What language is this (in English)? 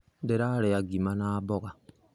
Kikuyu